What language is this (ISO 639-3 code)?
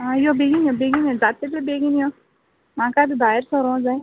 kok